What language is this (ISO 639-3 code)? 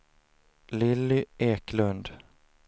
swe